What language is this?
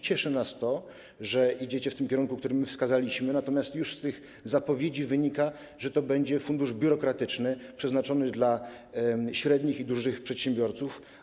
Polish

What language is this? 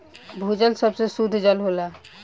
Bhojpuri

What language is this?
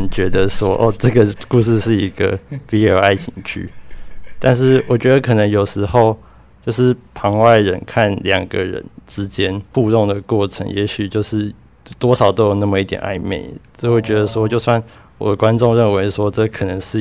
Chinese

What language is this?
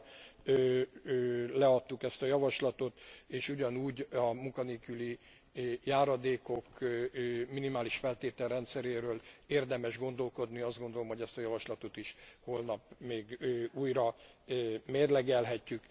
Hungarian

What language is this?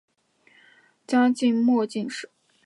Chinese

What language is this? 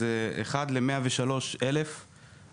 Hebrew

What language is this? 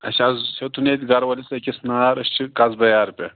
Kashmiri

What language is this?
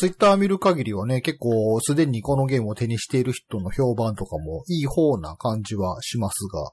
Japanese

